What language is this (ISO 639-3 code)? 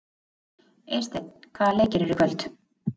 isl